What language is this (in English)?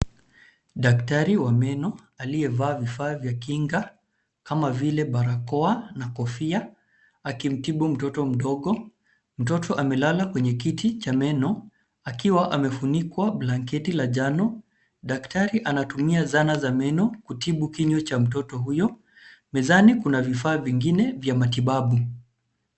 Swahili